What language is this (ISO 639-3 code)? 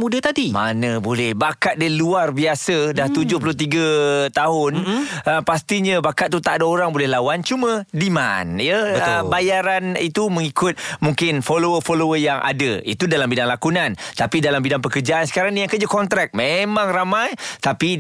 msa